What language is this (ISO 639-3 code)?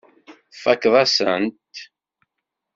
kab